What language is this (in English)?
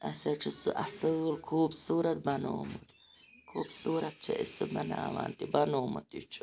Kashmiri